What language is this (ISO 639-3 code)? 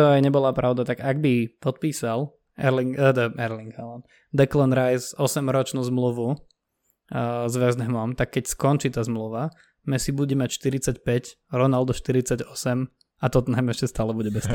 slk